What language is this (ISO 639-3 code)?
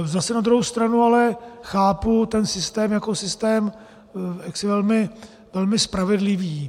ces